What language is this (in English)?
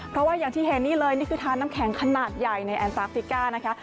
Thai